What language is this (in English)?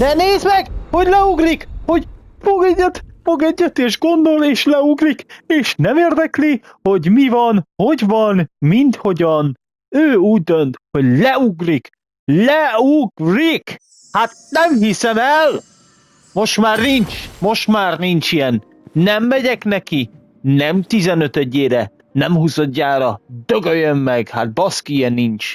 Hungarian